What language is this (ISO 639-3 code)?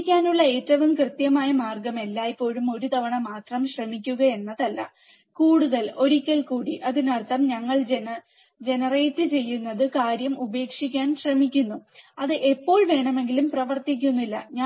mal